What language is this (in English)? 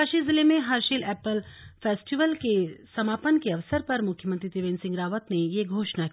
Hindi